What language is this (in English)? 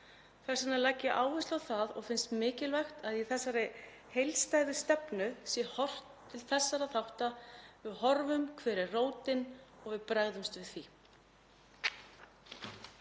Icelandic